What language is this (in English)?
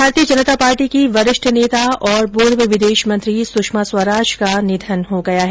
Hindi